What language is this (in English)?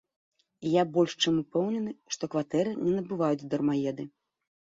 Belarusian